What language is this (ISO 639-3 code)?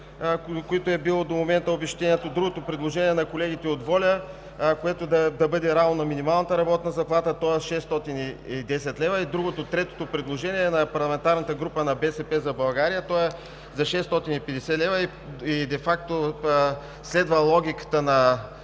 bul